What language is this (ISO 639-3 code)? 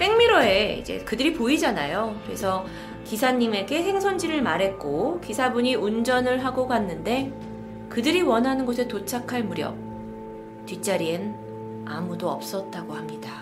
kor